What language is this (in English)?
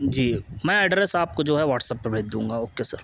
Urdu